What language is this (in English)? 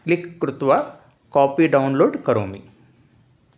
Sanskrit